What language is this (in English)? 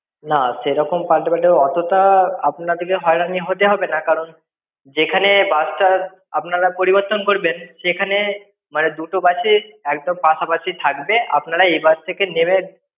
Bangla